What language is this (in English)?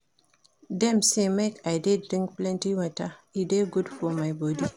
Nigerian Pidgin